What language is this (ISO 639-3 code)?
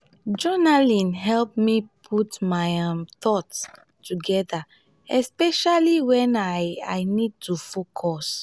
pcm